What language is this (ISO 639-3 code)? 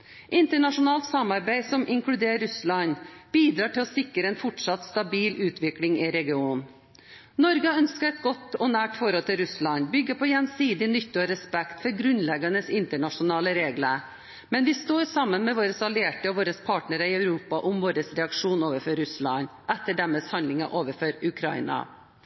nob